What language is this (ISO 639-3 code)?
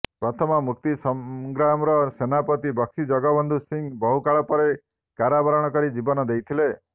ori